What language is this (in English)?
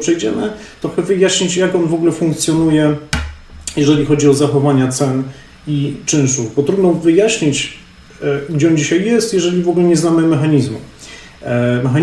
Polish